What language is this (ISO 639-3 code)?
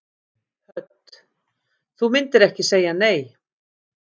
isl